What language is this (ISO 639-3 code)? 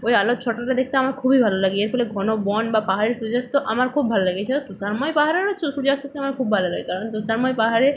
ben